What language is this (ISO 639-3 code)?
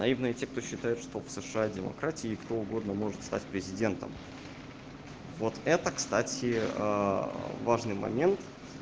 rus